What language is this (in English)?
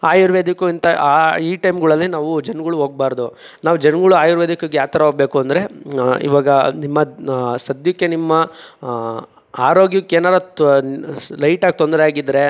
Kannada